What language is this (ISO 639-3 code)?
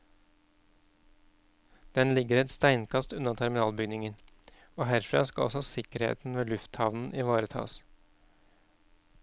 nor